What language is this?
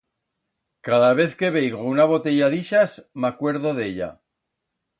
Aragonese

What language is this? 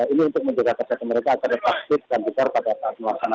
Indonesian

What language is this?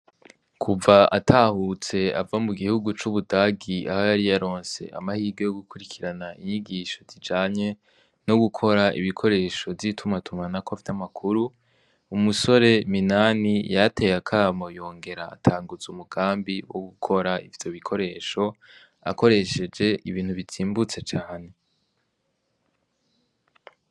Rundi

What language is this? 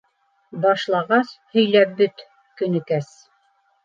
Bashkir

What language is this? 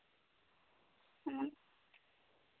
Santali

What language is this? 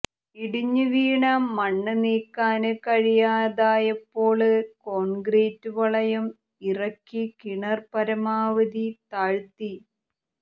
Malayalam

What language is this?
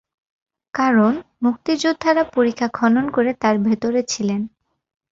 Bangla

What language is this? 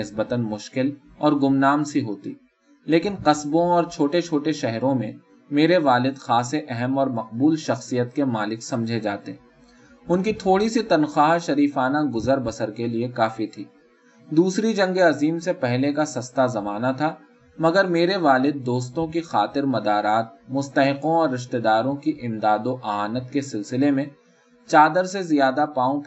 Urdu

